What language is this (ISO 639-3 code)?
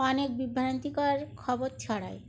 ben